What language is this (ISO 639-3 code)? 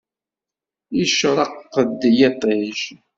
kab